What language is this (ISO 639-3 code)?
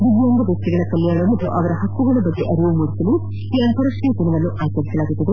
kan